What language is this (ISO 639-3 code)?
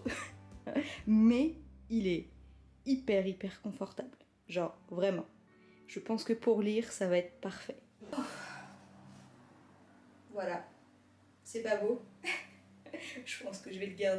fra